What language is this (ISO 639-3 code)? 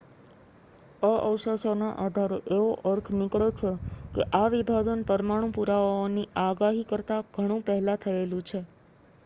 guj